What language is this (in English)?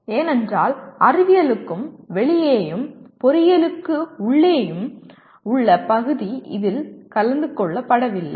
Tamil